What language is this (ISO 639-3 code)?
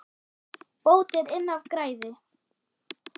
isl